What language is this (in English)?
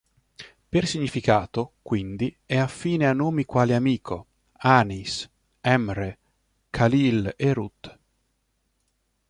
Italian